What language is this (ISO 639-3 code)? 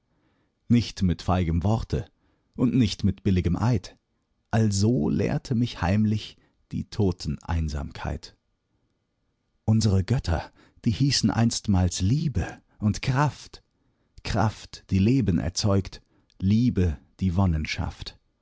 deu